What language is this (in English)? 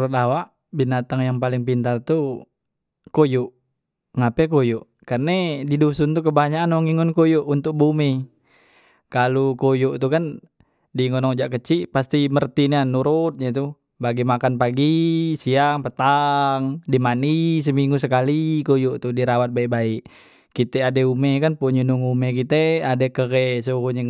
Musi